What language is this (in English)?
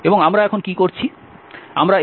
Bangla